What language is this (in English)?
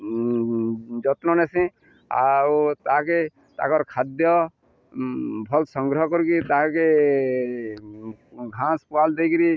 Odia